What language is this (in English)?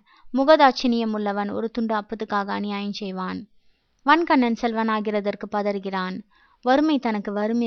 Tamil